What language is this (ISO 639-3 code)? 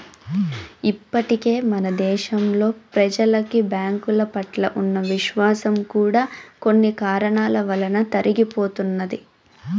tel